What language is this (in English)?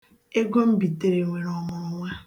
Igbo